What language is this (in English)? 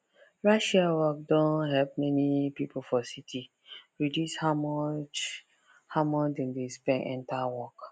Nigerian Pidgin